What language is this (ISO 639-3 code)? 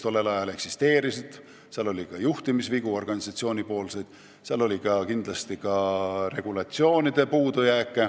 est